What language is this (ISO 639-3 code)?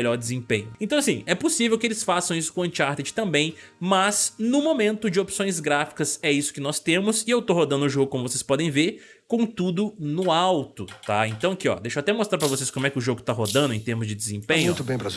por